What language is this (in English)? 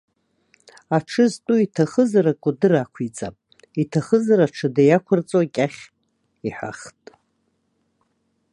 Abkhazian